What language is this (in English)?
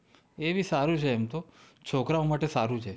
Gujarati